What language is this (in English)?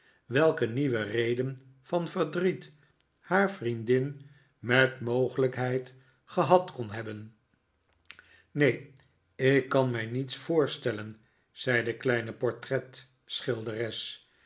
Dutch